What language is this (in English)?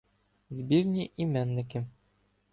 Ukrainian